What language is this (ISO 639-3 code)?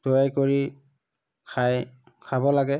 asm